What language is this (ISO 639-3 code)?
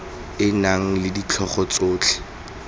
tsn